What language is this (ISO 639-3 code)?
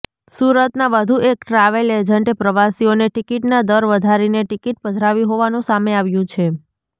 guj